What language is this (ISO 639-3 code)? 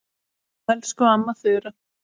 isl